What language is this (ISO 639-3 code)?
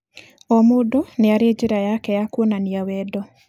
kik